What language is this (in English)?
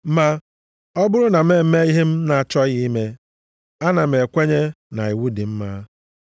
Igbo